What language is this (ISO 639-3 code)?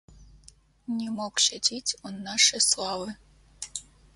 rus